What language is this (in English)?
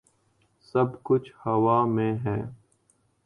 Urdu